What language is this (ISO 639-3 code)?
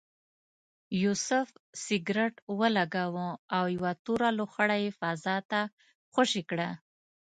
pus